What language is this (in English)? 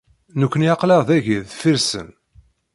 Kabyle